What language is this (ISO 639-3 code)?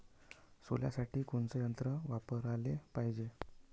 mar